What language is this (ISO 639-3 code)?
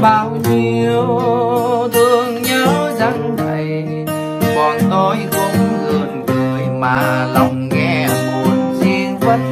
vie